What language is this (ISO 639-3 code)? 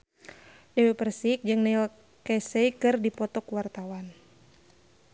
sun